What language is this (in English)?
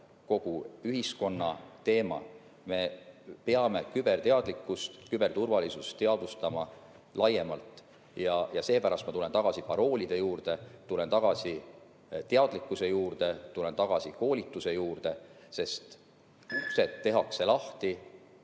Estonian